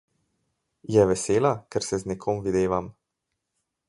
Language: Slovenian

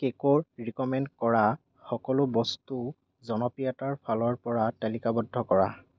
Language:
Assamese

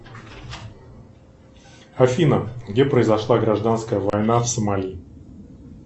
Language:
Russian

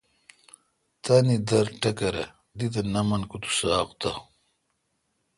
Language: Kalkoti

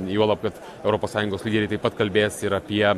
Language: Lithuanian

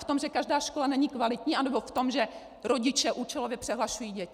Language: Czech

